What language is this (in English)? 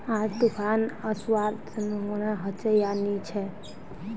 Magahi